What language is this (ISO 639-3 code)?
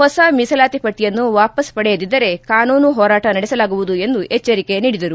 kan